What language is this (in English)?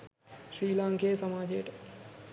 Sinhala